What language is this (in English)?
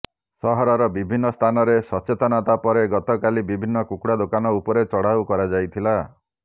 Odia